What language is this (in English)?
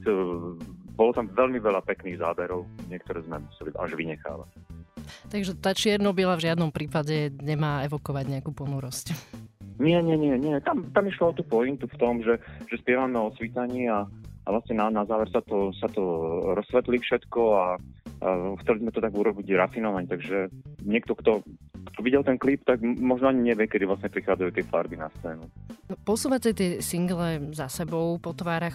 Slovak